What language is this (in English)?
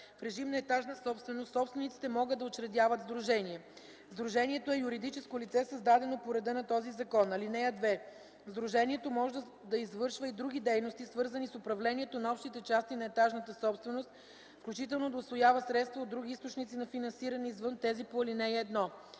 Bulgarian